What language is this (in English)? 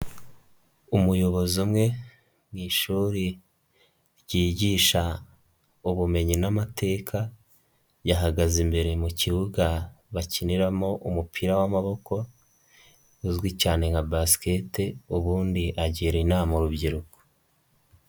Kinyarwanda